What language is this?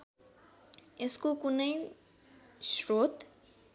Nepali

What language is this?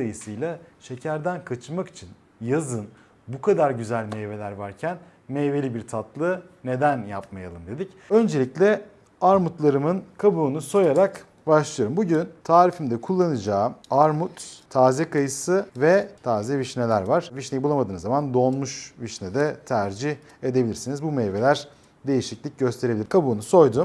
Turkish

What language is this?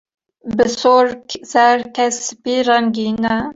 Kurdish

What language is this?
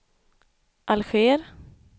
Swedish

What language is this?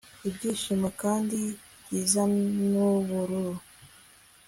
Kinyarwanda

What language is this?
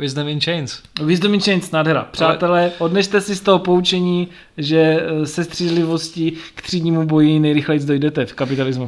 Czech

